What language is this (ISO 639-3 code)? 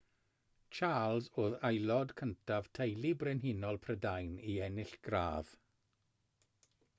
cym